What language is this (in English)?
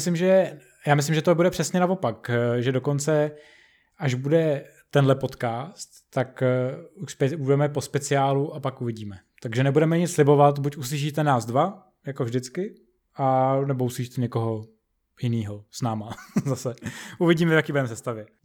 Czech